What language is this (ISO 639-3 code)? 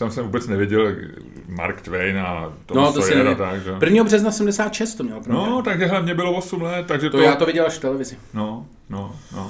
ces